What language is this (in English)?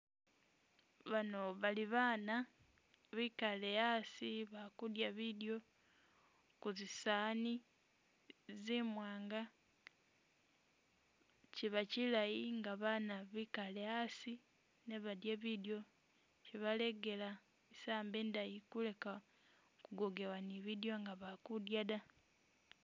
Masaaba